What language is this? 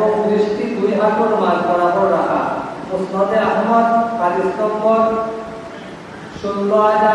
Indonesian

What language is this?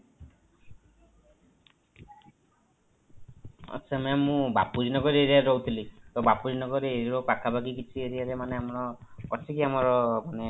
Odia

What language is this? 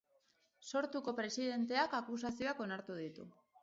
Basque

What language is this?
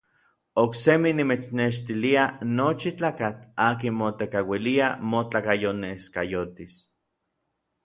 Orizaba Nahuatl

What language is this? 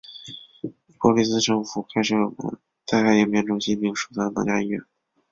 Chinese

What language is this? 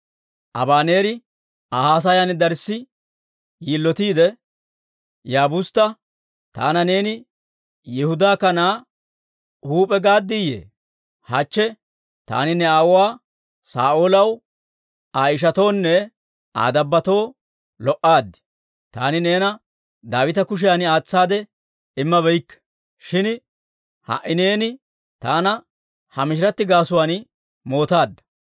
Dawro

